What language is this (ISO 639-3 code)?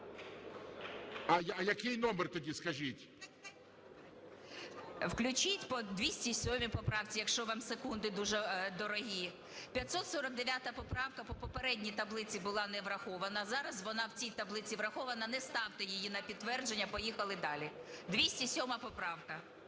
ukr